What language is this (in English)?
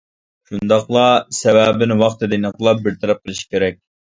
Uyghur